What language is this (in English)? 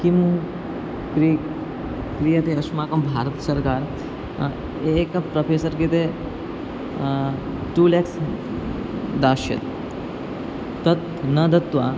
Sanskrit